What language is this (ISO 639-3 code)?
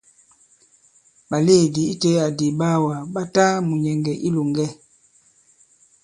abb